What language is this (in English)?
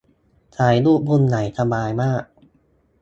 Thai